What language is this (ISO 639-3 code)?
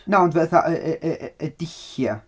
cym